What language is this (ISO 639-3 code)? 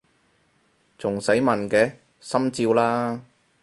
yue